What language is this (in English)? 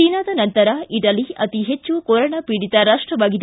Kannada